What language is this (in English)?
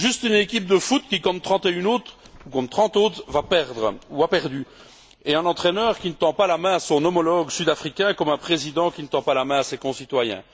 French